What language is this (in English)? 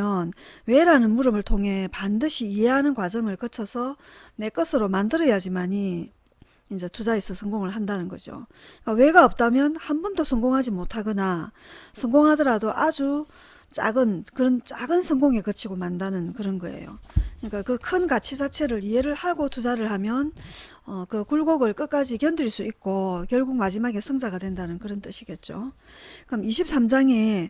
Korean